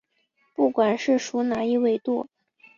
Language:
Chinese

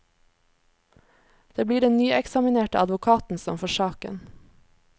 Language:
Norwegian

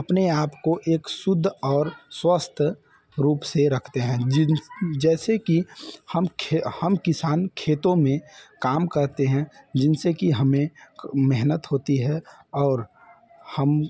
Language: Hindi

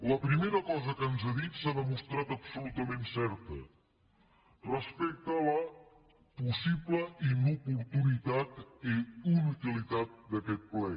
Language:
Catalan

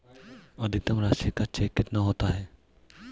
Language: Hindi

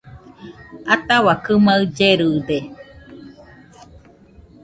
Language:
Nüpode Huitoto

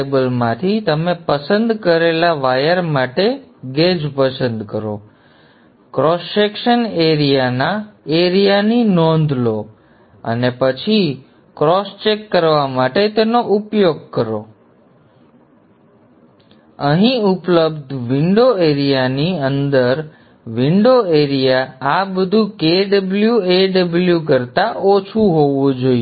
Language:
Gujarati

